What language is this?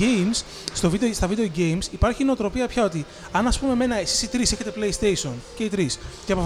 Greek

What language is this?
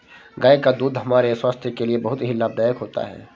Hindi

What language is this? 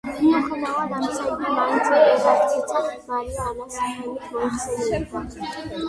Georgian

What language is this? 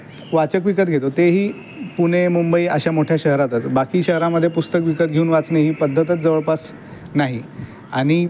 Marathi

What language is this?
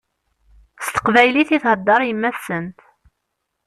Kabyle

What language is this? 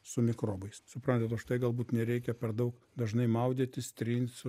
Lithuanian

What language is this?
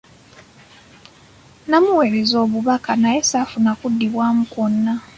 Ganda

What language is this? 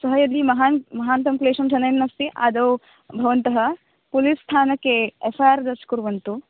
Sanskrit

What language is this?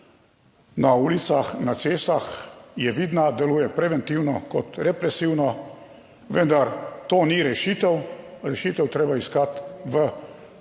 Slovenian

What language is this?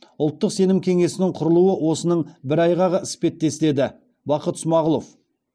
Kazakh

